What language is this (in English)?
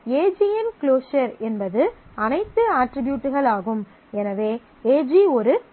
Tamil